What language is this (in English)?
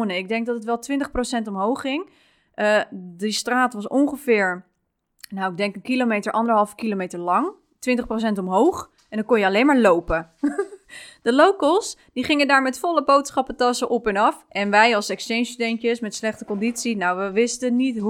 Dutch